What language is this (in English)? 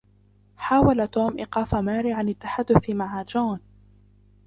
Arabic